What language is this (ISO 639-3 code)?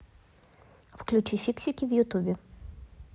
rus